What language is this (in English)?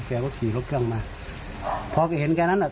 Thai